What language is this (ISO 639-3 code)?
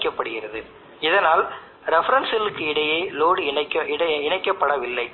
tam